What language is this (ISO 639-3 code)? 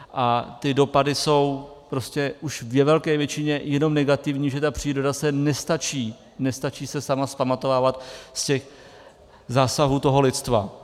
ces